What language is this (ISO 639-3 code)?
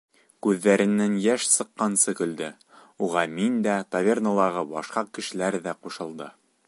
bak